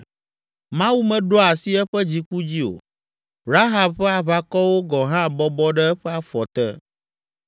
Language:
Ewe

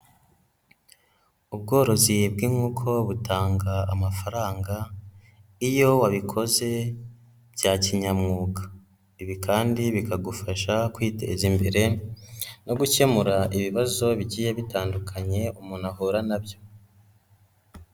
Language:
Kinyarwanda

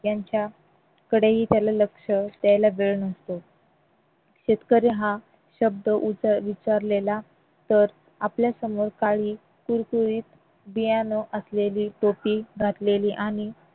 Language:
Marathi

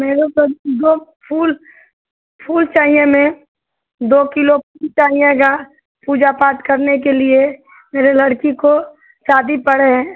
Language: Hindi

